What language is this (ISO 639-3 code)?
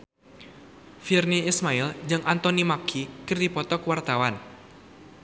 sun